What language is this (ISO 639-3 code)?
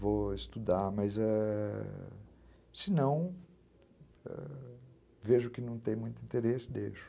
por